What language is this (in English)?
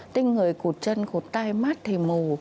Vietnamese